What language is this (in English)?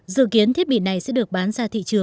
Vietnamese